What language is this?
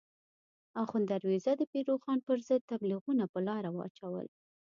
Pashto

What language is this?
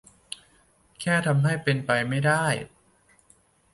Thai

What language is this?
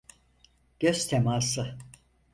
Turkish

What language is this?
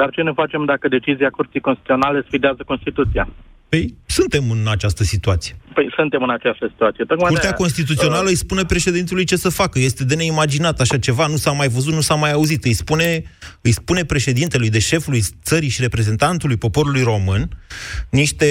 Romanian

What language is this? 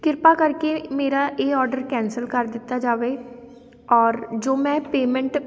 Punjabi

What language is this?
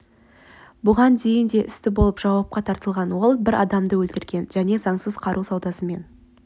Kazakh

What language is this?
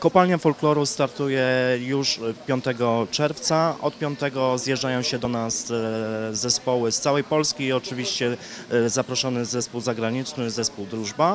Polish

